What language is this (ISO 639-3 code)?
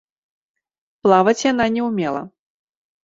bel